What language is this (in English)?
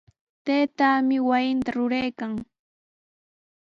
Sihuas Ancash Quechua